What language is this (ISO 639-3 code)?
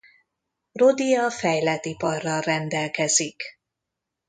hun